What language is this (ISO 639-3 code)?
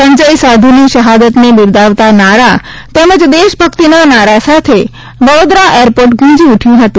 guj